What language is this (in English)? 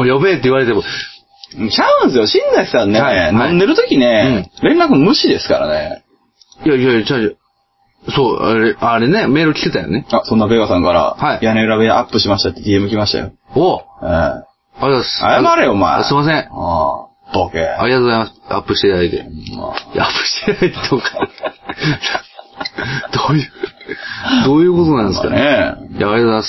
Japanese